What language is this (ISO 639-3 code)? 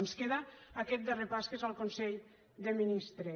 cat